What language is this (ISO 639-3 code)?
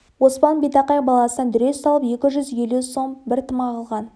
kaz